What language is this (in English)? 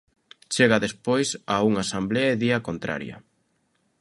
Galician